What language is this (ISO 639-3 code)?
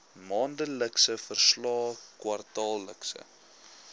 afr